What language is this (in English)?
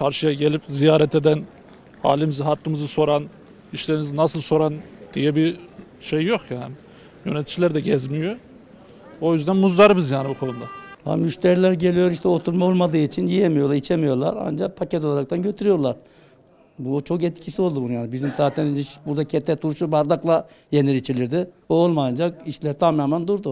Turkish